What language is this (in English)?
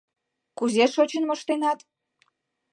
Mari